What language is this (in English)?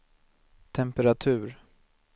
Swedish